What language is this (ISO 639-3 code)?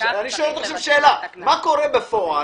heb